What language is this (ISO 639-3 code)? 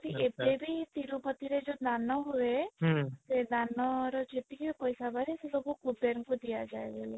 ori